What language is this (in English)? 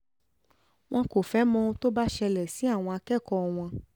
Yoruba